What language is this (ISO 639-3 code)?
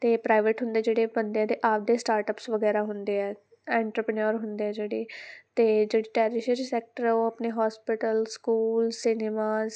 pan